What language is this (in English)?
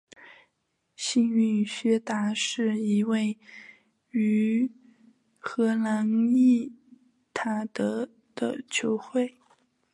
Chinese